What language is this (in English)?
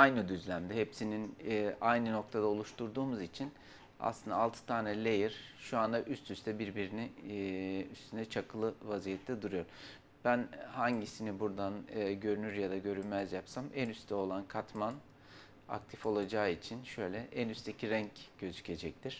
Turkish